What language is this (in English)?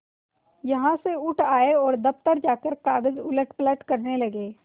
Hindi